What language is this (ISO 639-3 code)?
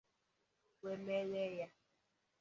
ibo